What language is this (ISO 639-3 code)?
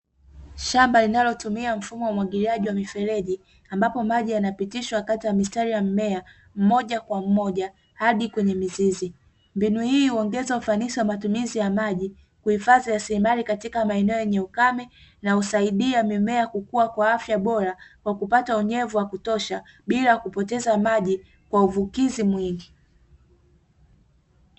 swa